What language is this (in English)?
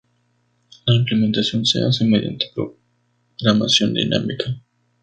Spanish